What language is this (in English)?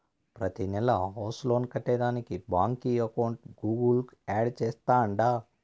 Telugu